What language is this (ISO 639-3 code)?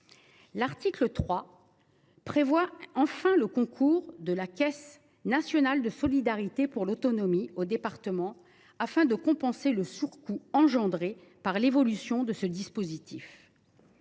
fra